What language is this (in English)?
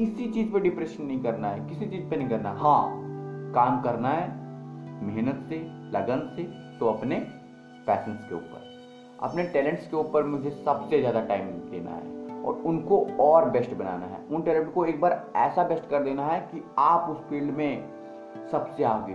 Hindi